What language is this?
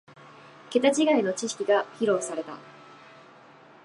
Japanese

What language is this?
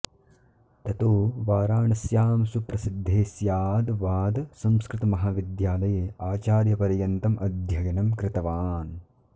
Sanskrit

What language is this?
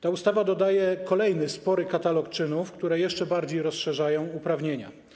Polish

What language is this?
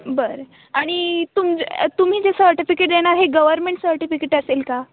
Marathi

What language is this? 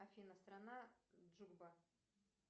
Russian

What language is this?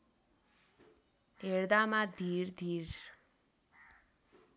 Nepali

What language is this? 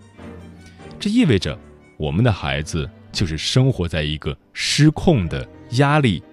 Chinese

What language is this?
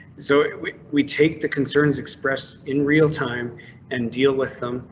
English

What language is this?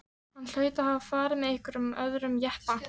Icelandic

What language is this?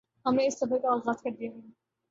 Urdu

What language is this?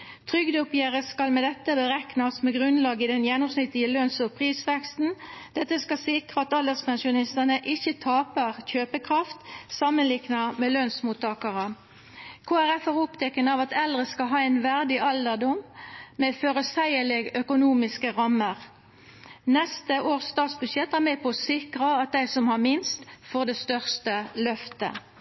Norwegian Nynorsk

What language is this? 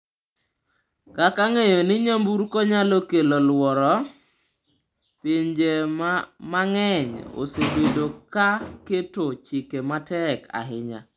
Luo (Kenya and Tanzania)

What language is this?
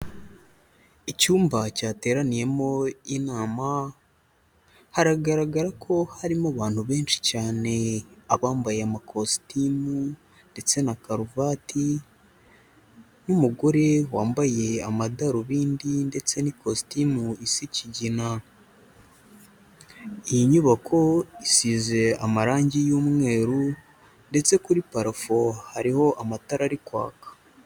Kinyarwanda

